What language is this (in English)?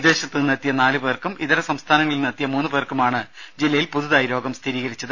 Malayalam